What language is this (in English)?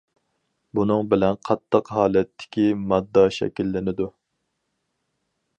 Uyghur